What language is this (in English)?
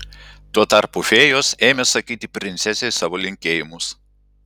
Lithuanian